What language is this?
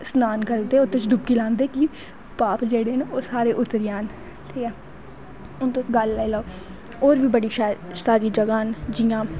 Dogri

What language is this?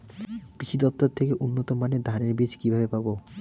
Bangla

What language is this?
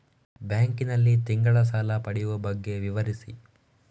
Kannada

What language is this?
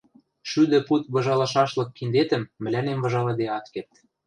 Western Mari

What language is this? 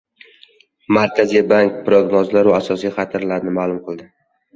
Uzbek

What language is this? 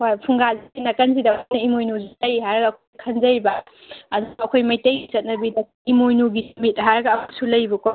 Manipuri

